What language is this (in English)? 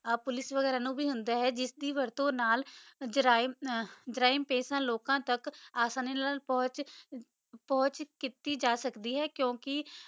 Punjabi